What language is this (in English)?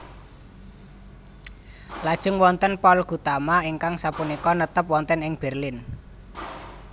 Javanese